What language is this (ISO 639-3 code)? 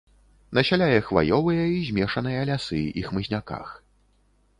bel